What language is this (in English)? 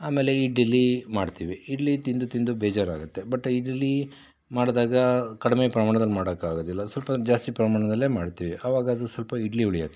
Kannada